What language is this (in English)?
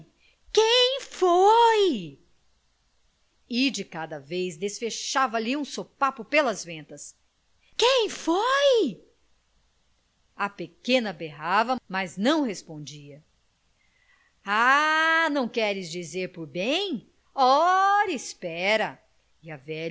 Portuguese